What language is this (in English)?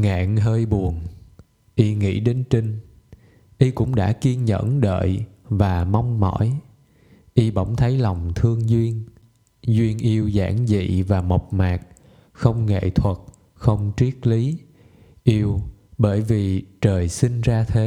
Vietnamese